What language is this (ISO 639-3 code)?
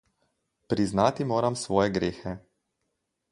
slv